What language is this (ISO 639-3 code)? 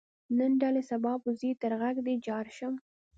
pus